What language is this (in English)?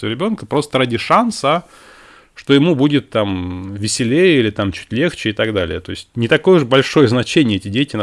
Russian